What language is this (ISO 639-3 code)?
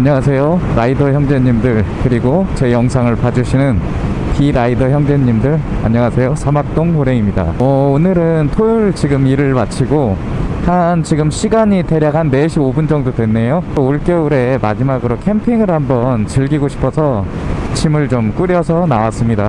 kor